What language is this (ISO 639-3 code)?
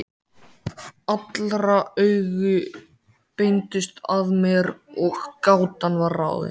isl